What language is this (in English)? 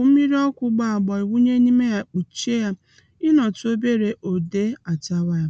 Igbo